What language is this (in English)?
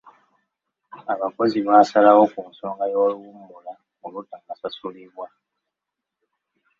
Ganda